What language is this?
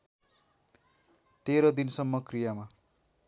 Nepali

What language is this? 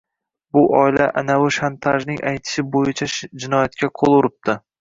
Uzbek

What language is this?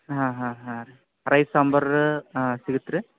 Kannada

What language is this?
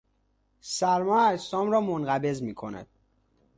Persian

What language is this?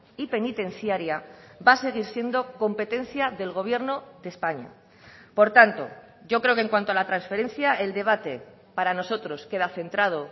Spanish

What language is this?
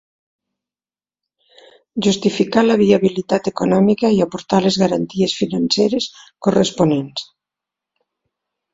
Catalan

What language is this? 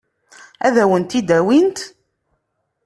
Kabyle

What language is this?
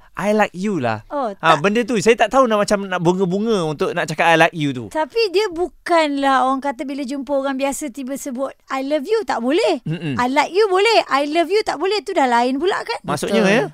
Malay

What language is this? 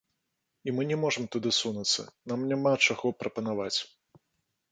Belarusian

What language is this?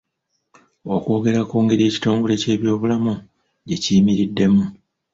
Ganda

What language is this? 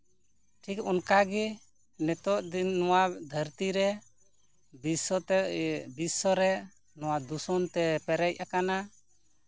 Santali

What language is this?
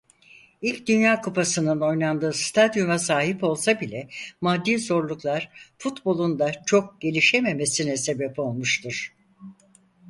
Turkish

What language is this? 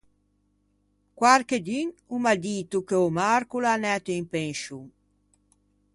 Ligurian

